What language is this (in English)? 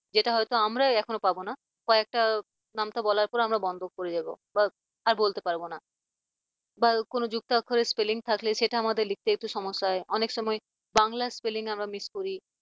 Bangla